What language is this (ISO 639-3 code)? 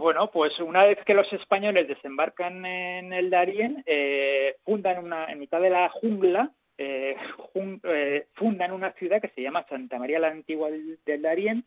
spa